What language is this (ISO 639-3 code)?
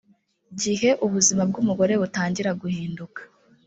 kin